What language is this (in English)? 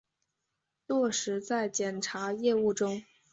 Chinese